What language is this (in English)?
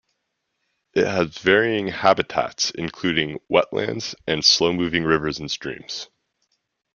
English